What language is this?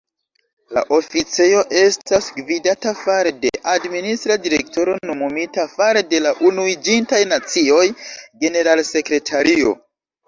Esperanto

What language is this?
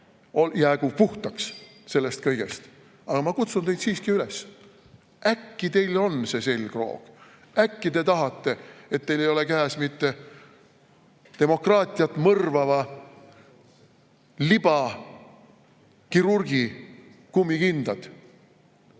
Estonian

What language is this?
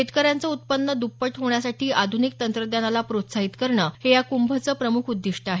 Marathi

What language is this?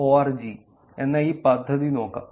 Malayalam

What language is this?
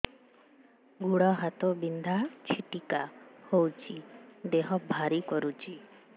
Odia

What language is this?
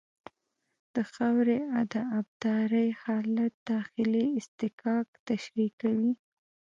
Pashto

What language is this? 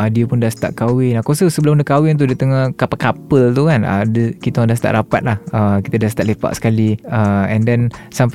Malay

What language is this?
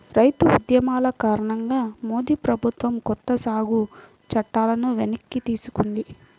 Telugu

